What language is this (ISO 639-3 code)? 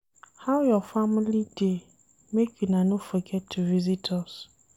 pcm